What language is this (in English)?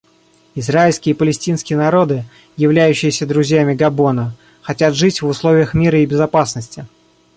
Russian